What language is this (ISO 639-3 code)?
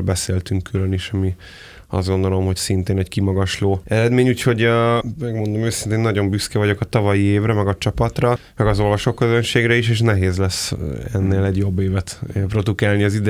hun